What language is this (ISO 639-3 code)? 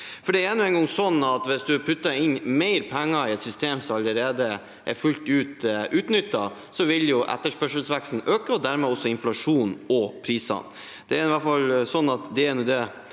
nor